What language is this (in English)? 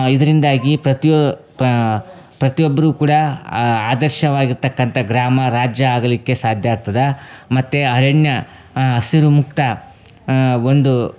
Kannada